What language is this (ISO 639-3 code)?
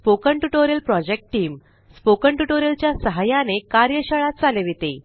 mar